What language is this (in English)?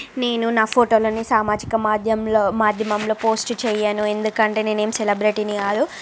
Telugu